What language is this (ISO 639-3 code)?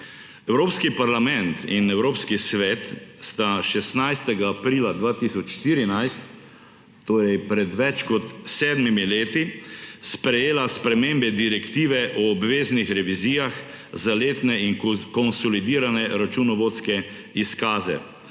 slv